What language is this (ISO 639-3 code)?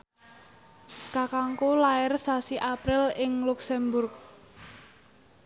jav